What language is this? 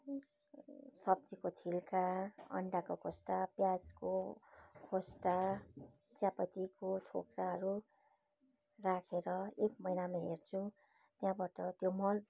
Nepali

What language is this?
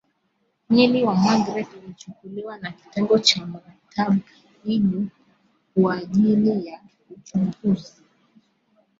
Swahili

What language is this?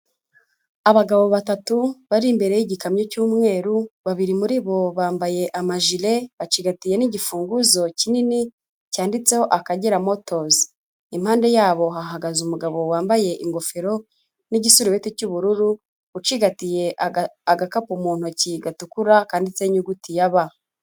Kinyarwanda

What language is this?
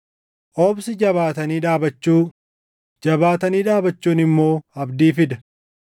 Oromo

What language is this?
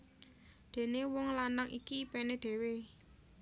Javanese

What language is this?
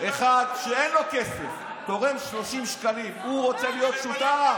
Hebrew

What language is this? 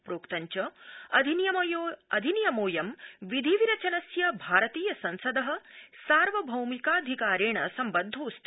Sanskrit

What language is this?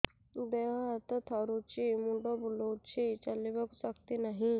Odia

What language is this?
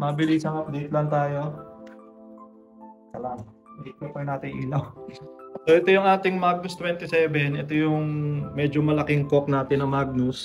Filipino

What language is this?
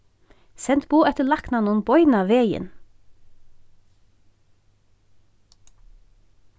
Faroese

